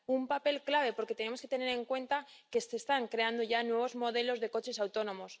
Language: Spanish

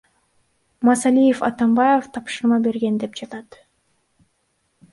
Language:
Kyrgyz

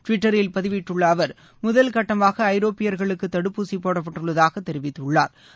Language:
Tamil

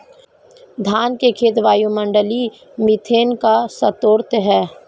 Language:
Hindi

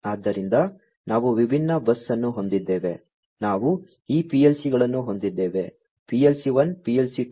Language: Kannada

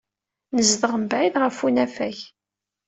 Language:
Kabyle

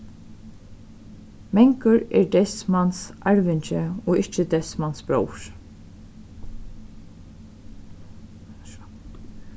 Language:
Faroese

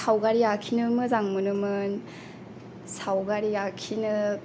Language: Bodo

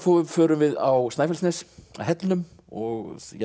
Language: Icelandic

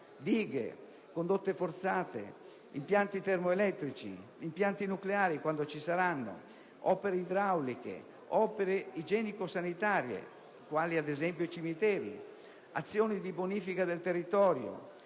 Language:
Italian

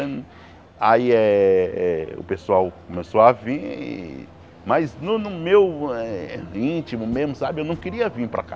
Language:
Portuguese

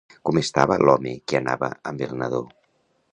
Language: Catalan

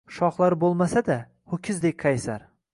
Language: Uzbek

